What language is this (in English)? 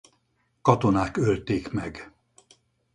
Hungarian